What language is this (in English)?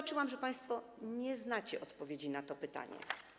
Polish